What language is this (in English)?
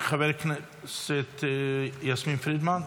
Hebrew